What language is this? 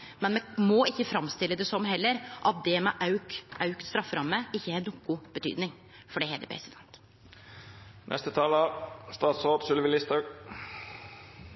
Norwegian Nynorsk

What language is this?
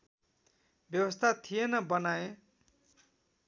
Nepali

